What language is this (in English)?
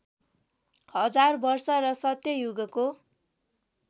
Nepali